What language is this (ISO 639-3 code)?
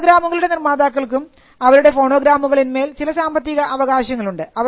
mal